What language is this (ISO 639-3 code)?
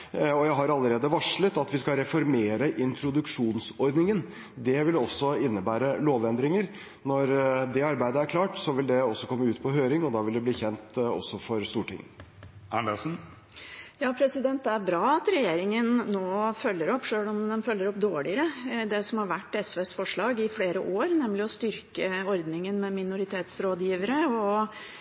nob